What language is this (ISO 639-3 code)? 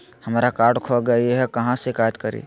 mag